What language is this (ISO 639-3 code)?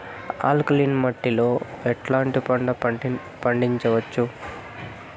tel